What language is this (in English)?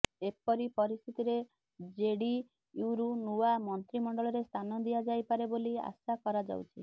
Odia